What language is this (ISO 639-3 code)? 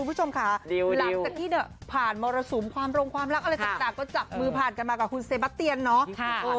tha